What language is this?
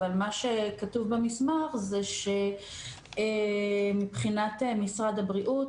Hebrew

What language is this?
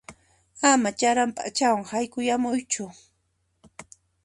Puno Quechua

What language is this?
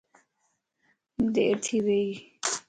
Lasi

